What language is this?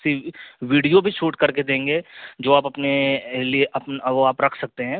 Urdu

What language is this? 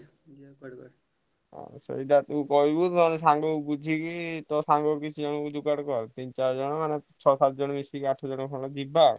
Odia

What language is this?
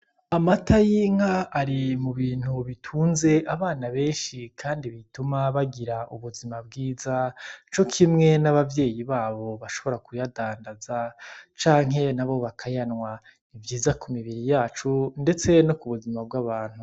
Rundi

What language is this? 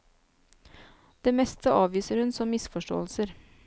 Norwegian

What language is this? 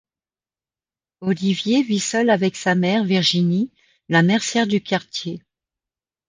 French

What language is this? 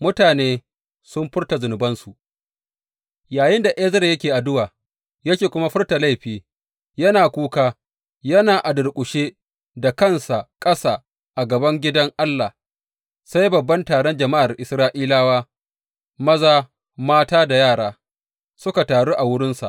Hausa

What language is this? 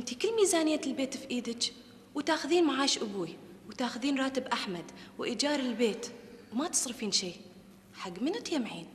Arabic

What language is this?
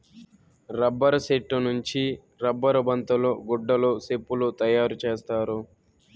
Telugu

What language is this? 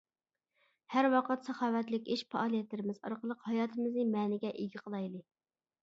Uyghur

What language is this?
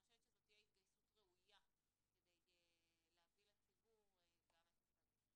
Hebrew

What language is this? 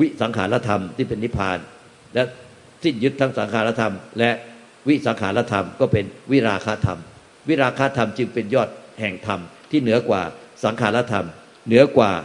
Thai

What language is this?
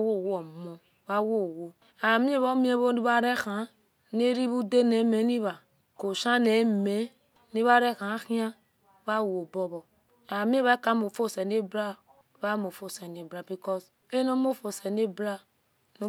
Esan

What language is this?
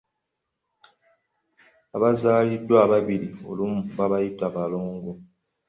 Ganda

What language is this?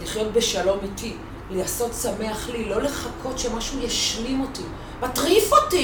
Hebrew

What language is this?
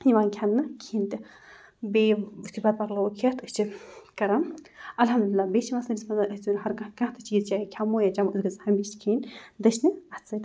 Kashmiri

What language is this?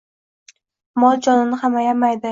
Uzbek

